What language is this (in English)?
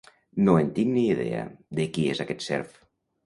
Catalan